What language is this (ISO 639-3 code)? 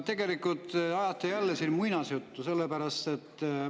est